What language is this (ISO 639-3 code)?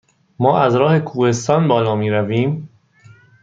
fas